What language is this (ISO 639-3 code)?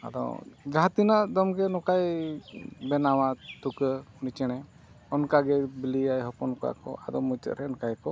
sat